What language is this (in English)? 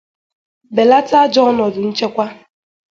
Igbo